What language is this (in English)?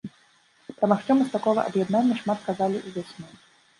Belarusian